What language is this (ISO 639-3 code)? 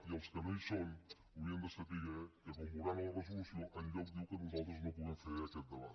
cat